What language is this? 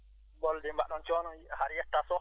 Fula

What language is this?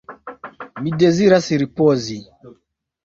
Esperanto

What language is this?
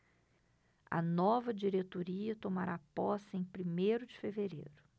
Portuguese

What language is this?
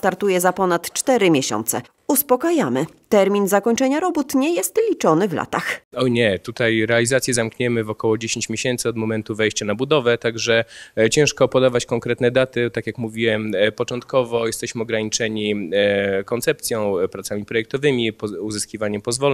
Polish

